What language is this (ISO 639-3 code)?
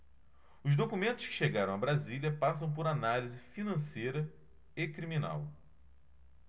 por